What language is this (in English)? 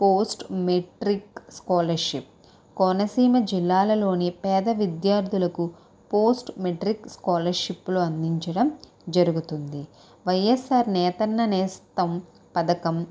Telugu